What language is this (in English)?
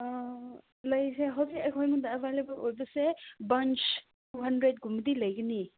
Manipuri